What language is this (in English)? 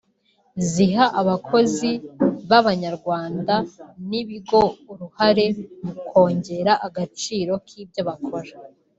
Kinyarwanda